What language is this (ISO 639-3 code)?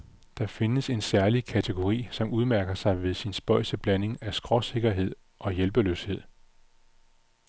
dan